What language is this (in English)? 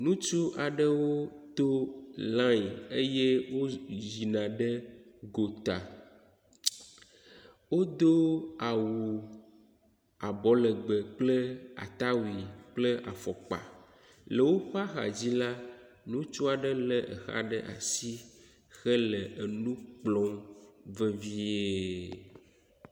Ewe